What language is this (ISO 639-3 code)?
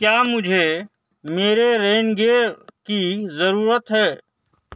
urd